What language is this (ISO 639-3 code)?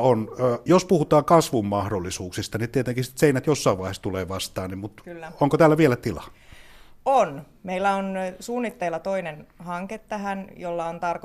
fin